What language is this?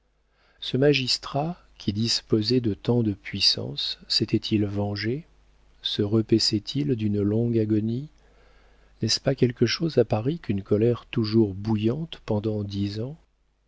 French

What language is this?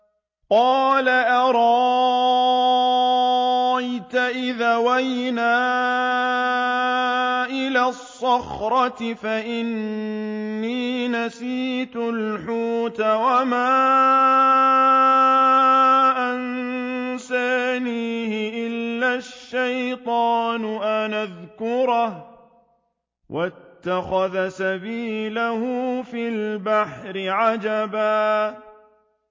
Arabic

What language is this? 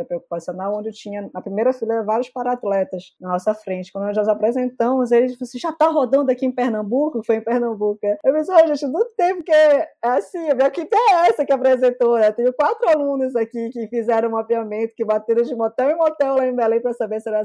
Portuguese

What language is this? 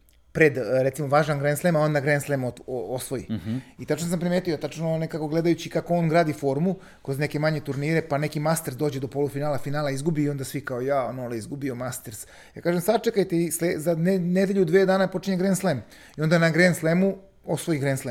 Croatian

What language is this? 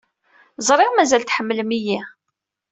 Kabyle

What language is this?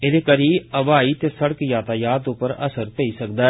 Dogri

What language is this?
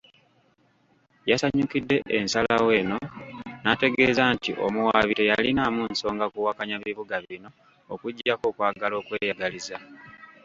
Ganda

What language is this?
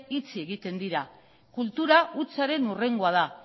Basque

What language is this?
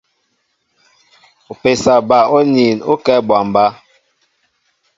Mbo (Cameroon)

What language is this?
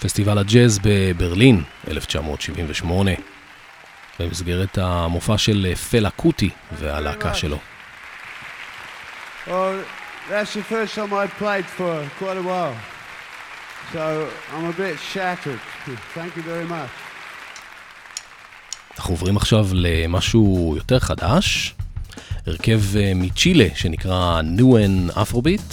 Hebrew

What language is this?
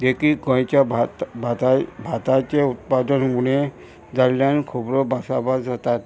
Konkani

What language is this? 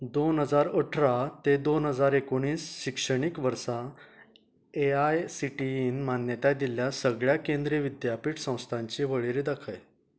Konkani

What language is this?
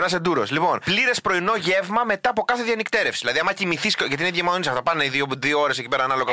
Greek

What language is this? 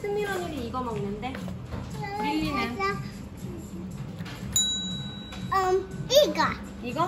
Korean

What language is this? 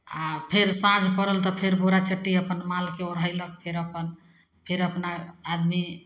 Maithili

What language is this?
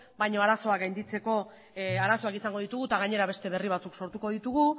Basque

